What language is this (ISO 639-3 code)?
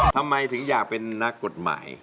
tha